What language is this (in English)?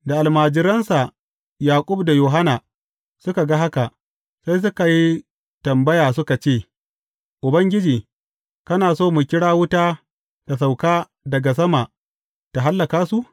Hausa